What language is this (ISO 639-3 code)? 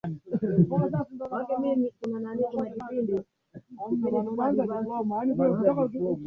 swa